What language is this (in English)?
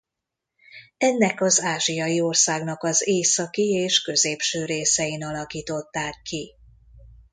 Hungarian